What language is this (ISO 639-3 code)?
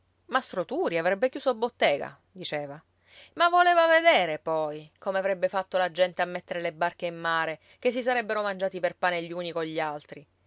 ita